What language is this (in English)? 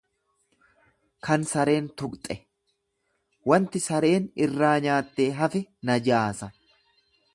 Oromo